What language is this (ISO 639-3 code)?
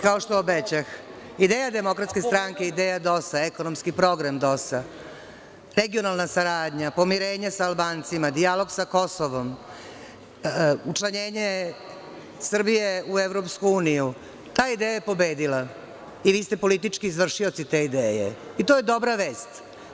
srp